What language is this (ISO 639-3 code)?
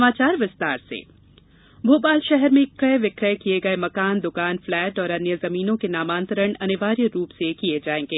hin